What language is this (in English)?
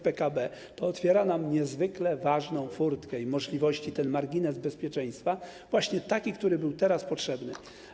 Polish